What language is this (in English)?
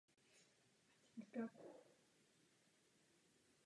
Czech